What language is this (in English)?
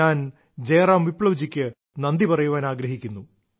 Malayalam